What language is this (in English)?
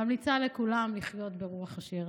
Hebrew